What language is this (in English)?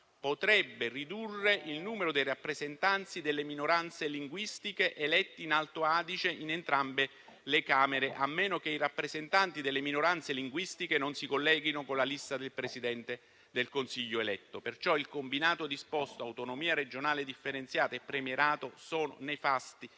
Italian